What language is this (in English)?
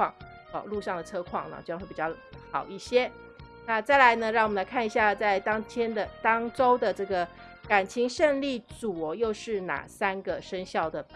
Chinese